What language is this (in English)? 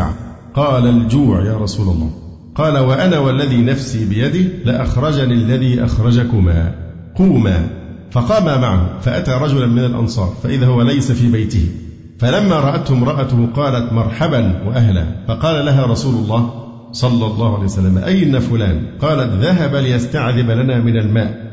Arabic